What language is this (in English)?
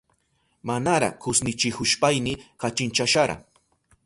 Southern Pastaza Quechua